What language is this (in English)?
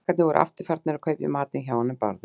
Icelandic